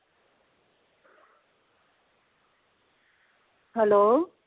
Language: Punjabi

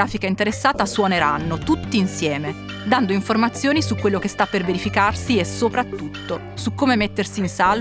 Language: Italian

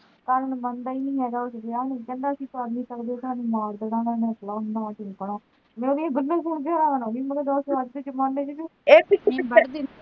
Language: Punjabi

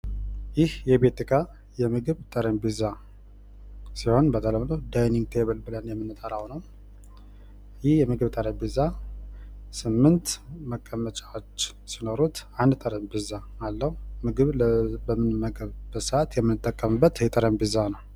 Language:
Amharic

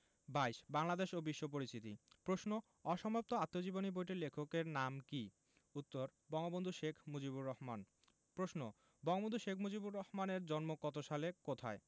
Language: Bangla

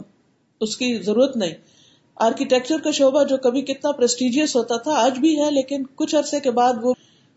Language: Urdu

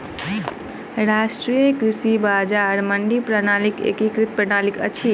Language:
Maithili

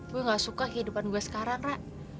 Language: Indonesian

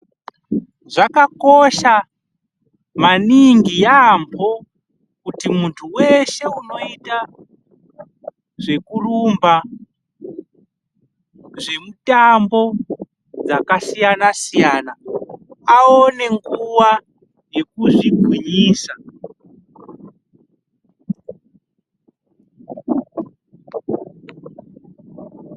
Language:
Ndau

